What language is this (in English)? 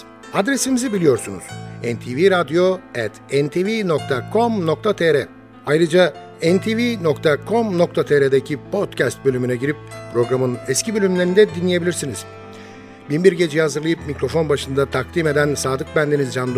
Turkish